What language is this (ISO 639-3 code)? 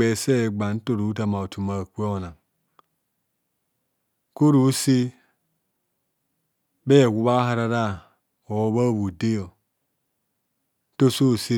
bcs